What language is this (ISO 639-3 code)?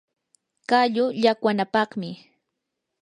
qur